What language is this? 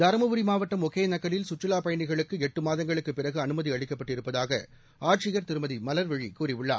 Tamil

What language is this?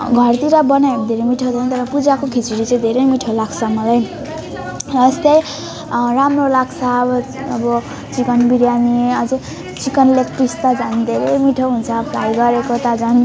Nepali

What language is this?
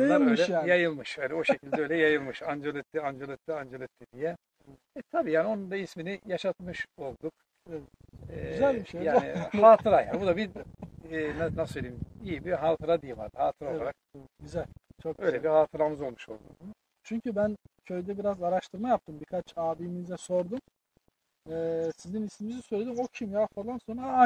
Turkish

